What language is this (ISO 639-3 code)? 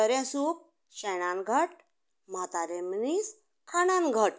kok